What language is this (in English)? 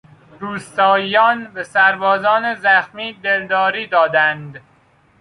Persian